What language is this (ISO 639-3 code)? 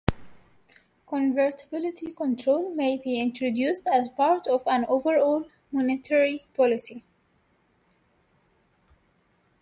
eng